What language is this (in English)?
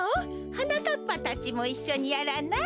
Japanese